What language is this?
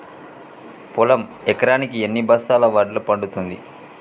Telugu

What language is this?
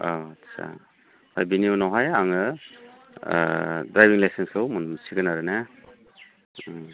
Bodo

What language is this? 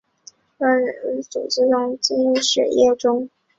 Chinese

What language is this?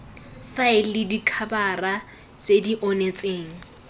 Tswana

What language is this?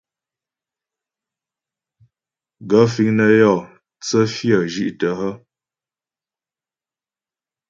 Ghomala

